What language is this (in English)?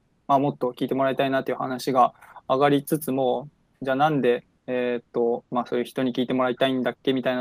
Japanese